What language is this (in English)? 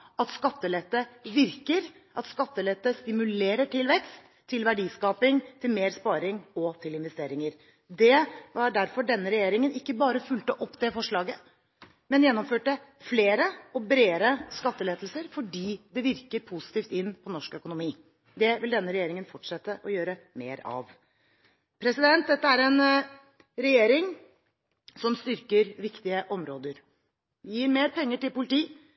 Norwegian Bokmål